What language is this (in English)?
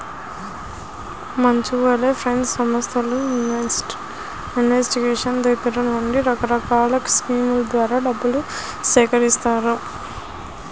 Telugu